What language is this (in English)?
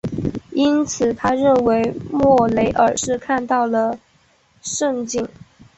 Chinese